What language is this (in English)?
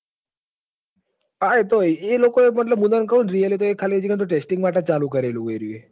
Gujarati